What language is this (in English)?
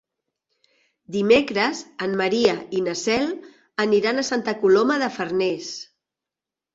Catalan